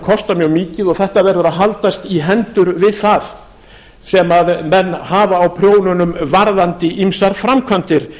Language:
Icelandic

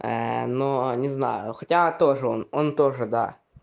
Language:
Russian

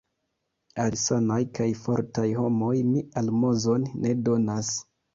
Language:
Esperanto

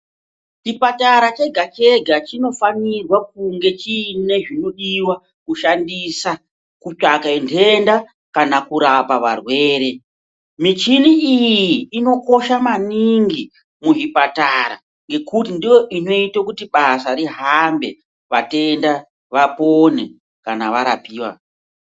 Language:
Ndau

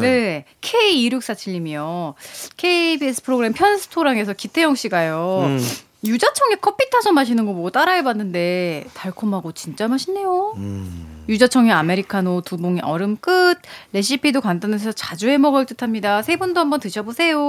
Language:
Korean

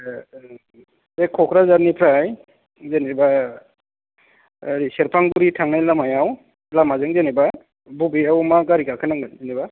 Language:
Bodo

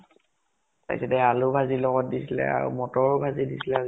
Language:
Assamese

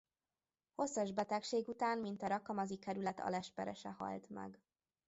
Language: Hungarian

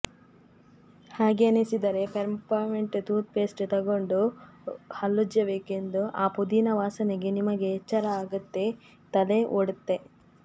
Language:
Kannada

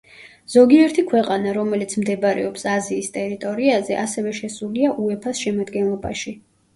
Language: Georgian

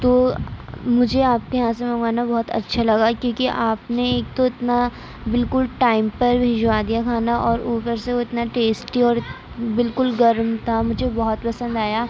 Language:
Urdu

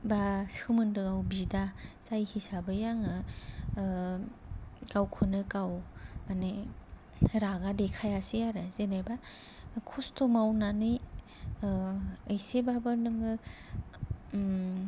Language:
Bodo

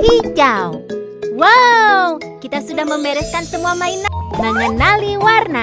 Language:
Indonesian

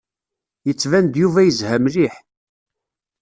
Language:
Kabyle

